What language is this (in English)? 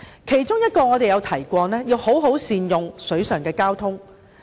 Cantonese